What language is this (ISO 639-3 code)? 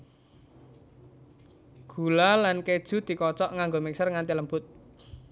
jav